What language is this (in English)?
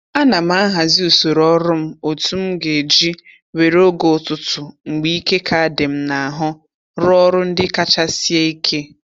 Igbo